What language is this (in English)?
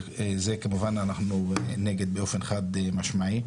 Hebrew